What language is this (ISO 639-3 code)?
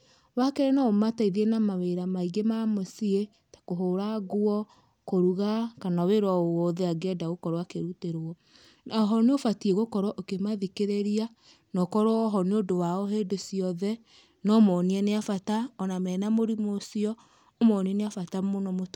kik